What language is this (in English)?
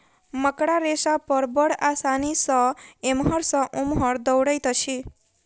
Maithili